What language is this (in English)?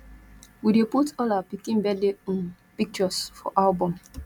Nigerian Pidgin